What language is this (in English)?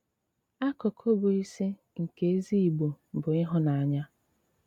Igbo